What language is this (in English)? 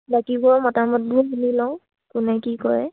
Assamese